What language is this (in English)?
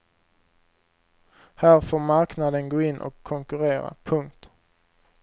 Swedish